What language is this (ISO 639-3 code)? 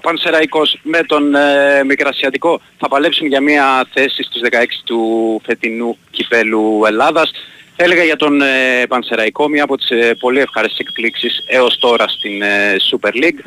ell